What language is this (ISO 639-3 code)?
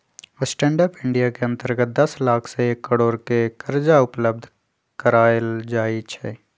mag